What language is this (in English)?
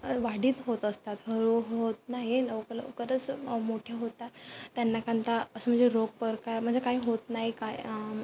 Marathi